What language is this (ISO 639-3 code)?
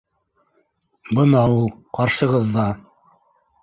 bak